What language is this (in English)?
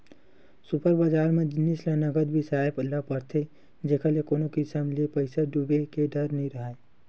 Chhattisgarhi